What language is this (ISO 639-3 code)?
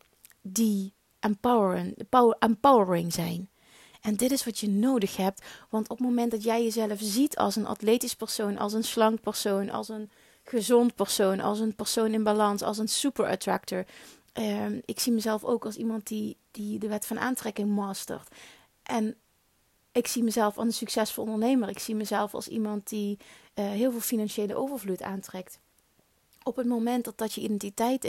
nld